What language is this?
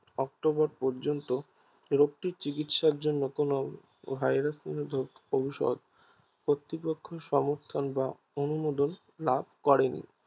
Bangla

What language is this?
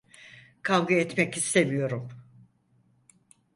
Turkish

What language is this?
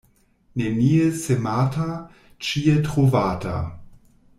Esperanto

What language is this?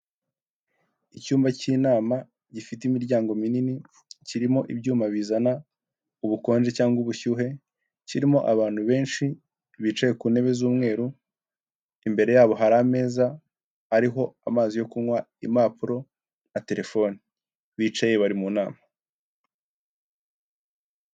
Kinyarwanda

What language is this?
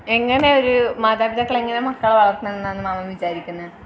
Malayalam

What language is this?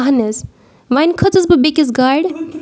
Kashmiri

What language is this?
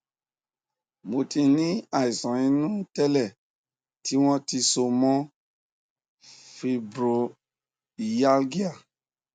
Yoruba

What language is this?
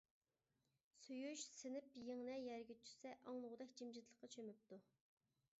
Uyghur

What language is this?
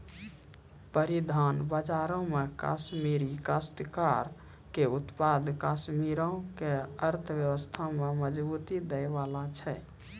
Maithili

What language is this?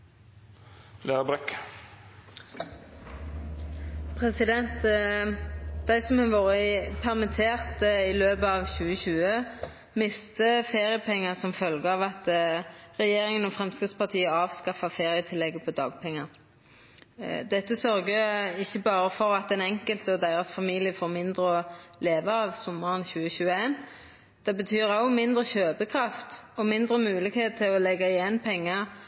Norwegian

